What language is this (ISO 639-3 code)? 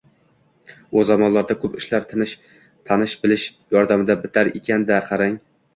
uzb